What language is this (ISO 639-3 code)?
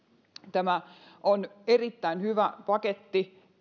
fin